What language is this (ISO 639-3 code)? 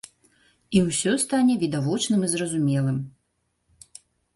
bel